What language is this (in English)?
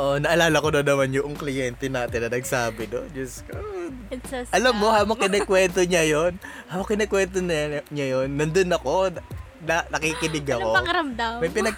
Filipino